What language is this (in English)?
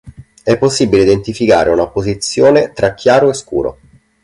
Italian